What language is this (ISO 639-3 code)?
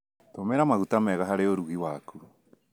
kik